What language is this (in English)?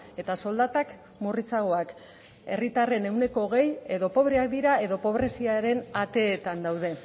Basque